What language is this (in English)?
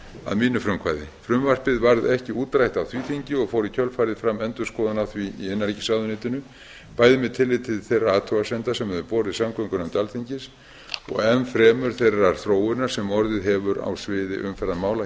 Icelandic